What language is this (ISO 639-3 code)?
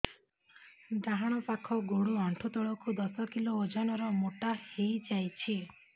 ori